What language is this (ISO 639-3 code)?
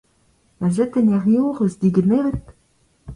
bre